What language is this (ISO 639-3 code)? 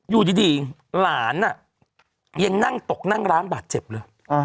tha